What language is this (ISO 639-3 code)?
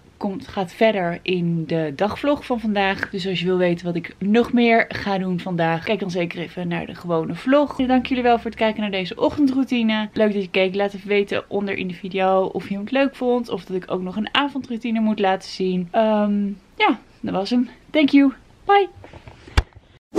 nld